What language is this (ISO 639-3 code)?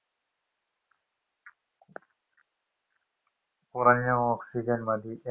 mal